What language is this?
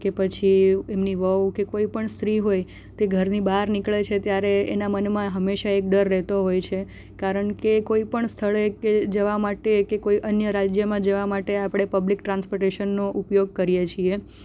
Gujarati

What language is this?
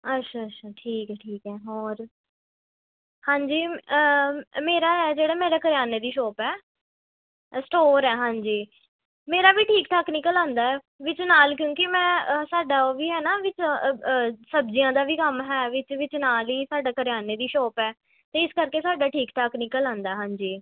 Punjabi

